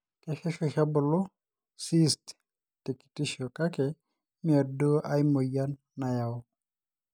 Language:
Masai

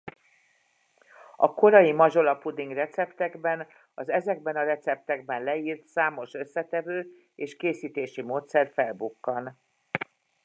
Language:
Hungarian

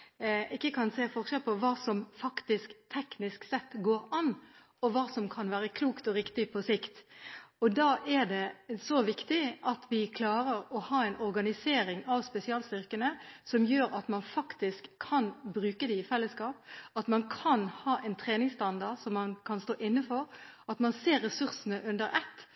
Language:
Norwegian Bokmål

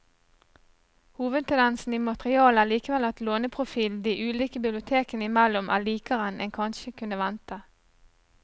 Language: Norwegian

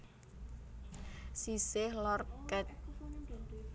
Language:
Javanese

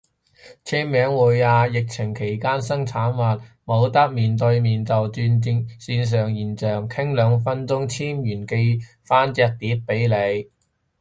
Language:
Cantonese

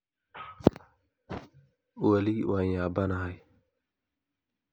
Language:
Somali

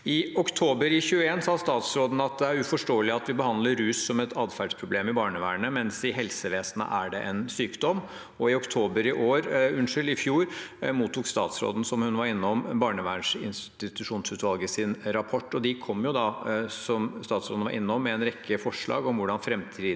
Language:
Norwegian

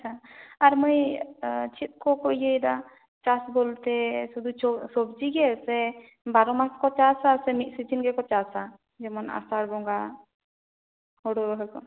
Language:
Santali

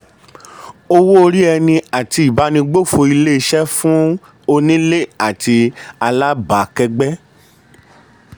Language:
Yoruba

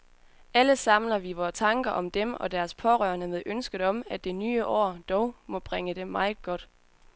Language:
Danish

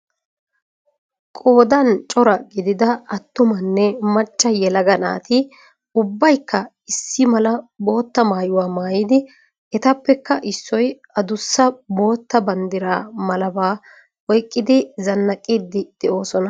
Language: Wolaytta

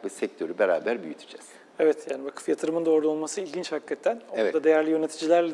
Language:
Turkish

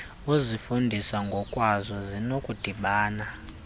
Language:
Xhosa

